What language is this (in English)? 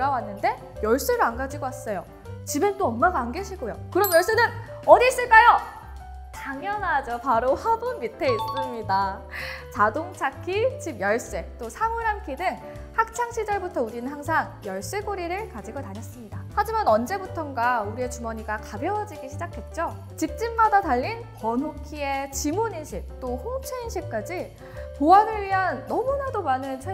Korean